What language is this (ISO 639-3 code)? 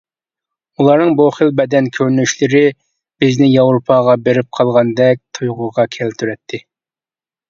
uig